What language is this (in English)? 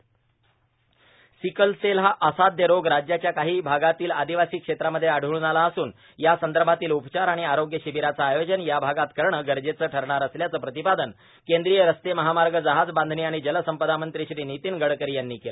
Marathi